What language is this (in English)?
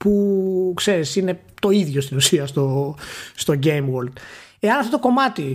Greek